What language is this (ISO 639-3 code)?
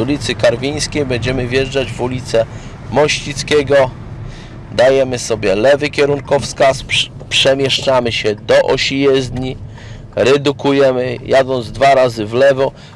pol